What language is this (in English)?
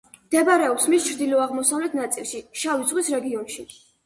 Georgian